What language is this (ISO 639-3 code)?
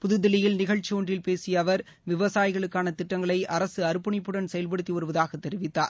tam